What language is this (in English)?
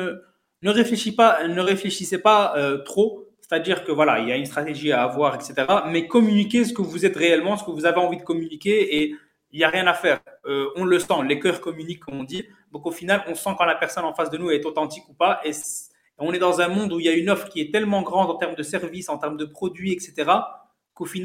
French